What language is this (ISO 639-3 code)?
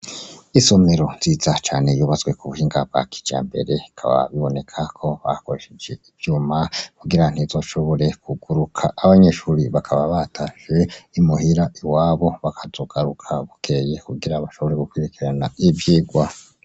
run